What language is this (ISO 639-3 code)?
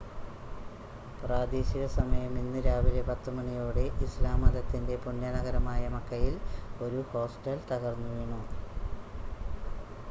mal